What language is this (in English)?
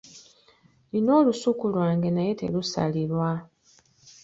Ganda